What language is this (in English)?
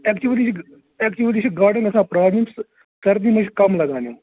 Kashmiri